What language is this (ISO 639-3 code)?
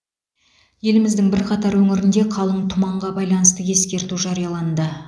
kaz